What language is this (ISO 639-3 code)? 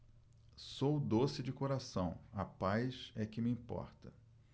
por